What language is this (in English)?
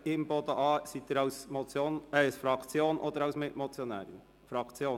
Swiss German